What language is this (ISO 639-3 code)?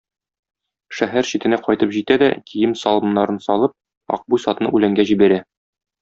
tat